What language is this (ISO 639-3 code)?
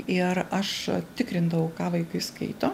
lit